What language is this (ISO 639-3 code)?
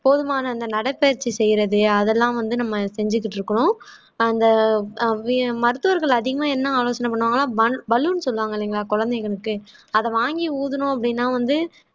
tam